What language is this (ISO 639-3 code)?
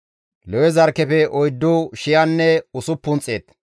gmv